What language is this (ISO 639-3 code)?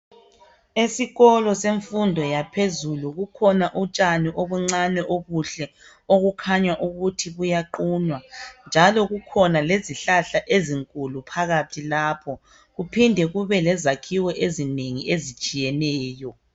nde